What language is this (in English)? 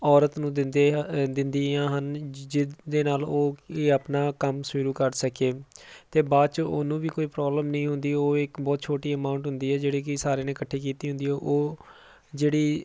Punjabi